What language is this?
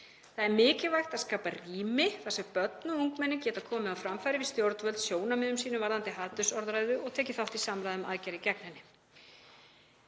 Icelandic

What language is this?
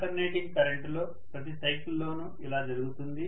Telugu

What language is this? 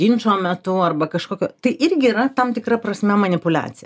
Lithuanian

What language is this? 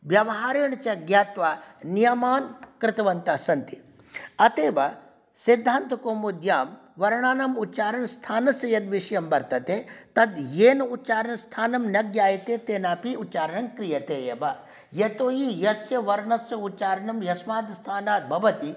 Sanskrit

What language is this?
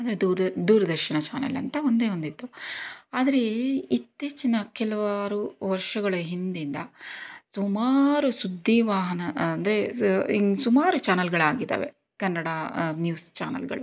Kannada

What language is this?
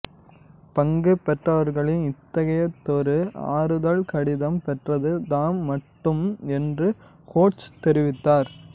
Tamil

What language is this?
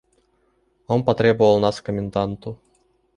Russian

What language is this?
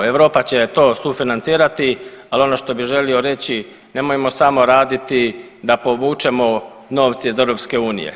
Croatian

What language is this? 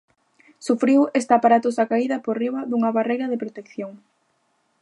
Galician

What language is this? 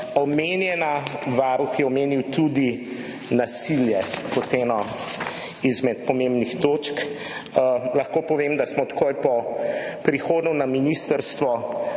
Slovenian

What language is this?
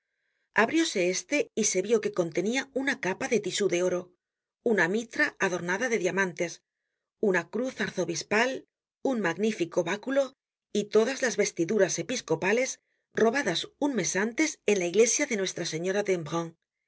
Spanish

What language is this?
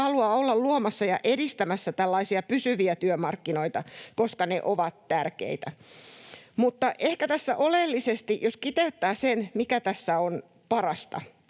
Finnish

